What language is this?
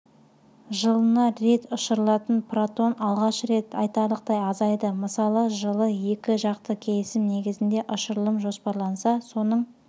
Kazakh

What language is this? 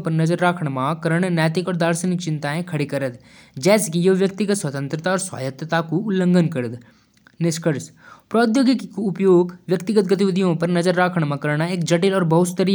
Jaunsari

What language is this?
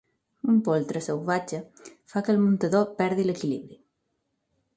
Catalan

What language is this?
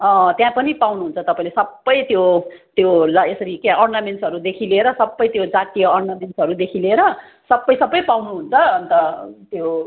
Nepali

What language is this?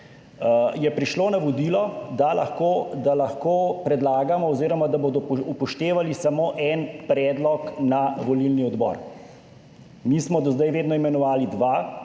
Slovenian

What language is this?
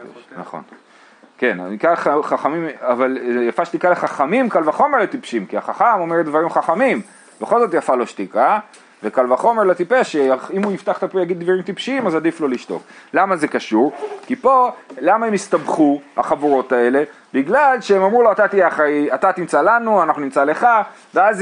Hebrew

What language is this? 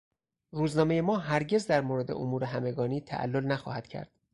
Persian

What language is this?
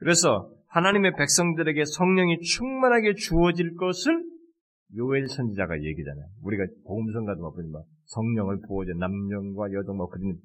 Korean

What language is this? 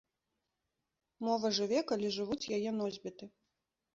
Belarusian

